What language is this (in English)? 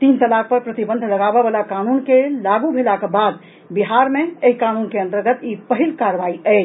Maithili